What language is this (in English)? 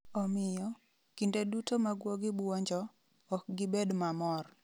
Luo (Kenya and Tanzania)